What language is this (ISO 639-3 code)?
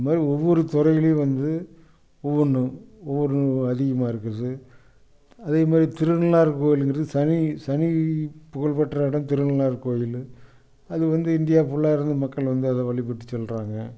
tam